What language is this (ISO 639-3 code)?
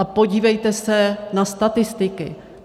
ces